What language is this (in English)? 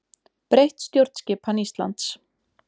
Icelandic